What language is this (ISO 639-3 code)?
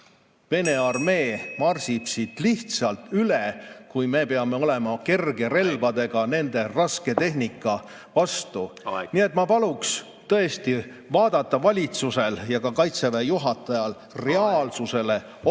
est